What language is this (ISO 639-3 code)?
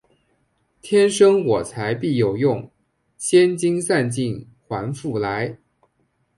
zho